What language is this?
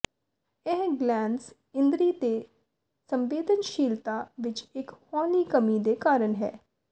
Punjabi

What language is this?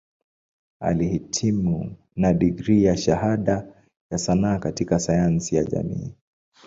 Swahili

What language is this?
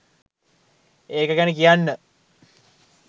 Sinhala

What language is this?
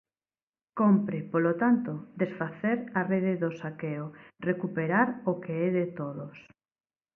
Galician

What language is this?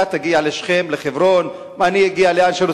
Hebrew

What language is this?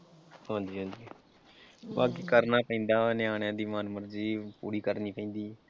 Punjabi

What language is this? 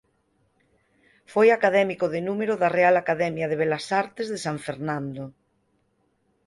Galician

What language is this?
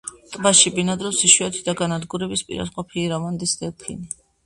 Georgian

